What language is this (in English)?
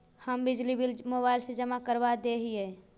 Magahi